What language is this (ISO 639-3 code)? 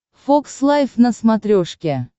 rus